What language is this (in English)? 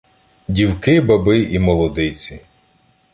Ukrainian